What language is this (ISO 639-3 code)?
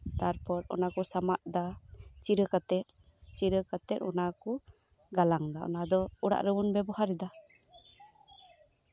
sat